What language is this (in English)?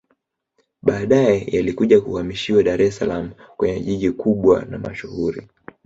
Swahili